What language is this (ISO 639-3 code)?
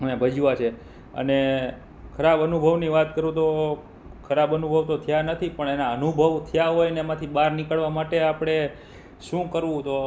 guj